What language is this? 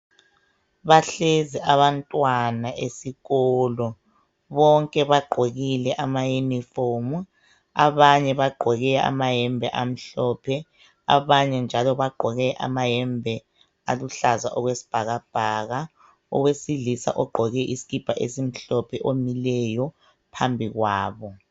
North Ndebele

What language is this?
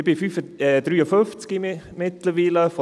Swiss German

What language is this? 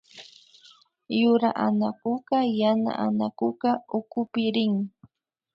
Imbabura Highland Quichua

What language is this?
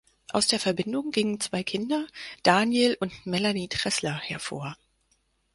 German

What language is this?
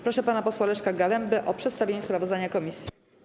Polish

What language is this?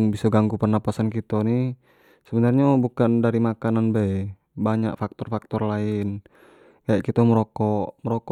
Jambi Malay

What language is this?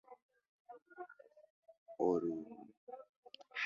Spanish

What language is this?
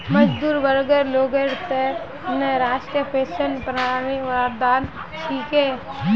Magahi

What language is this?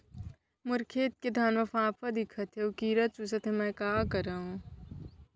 Chhattisgarhi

